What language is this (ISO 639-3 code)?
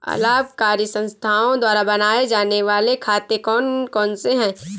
hin